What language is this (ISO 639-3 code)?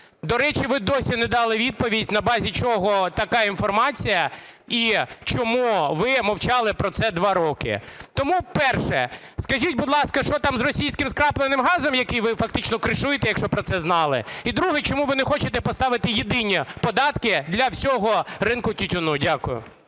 ukr